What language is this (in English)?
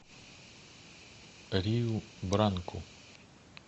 Russian